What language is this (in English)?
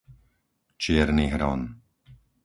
Slovak